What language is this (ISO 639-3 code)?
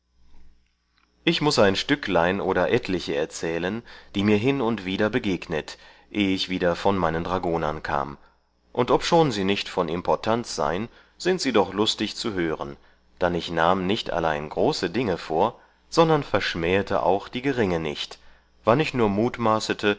deu